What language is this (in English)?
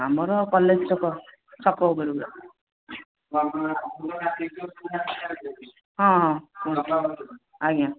Odia